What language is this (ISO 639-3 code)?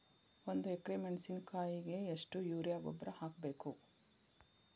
kan